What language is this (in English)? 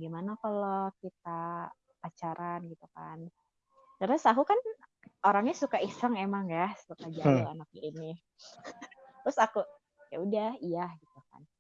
Indonesian